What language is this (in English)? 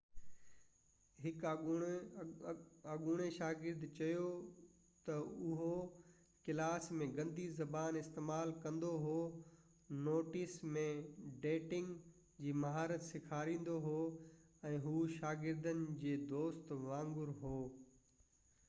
Sindhi